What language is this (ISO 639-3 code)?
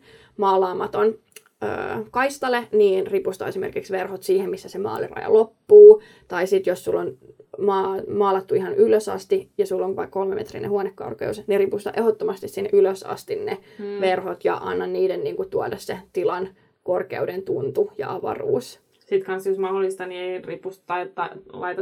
fin